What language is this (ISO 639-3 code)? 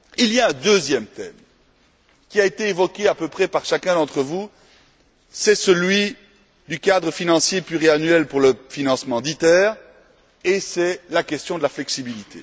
fra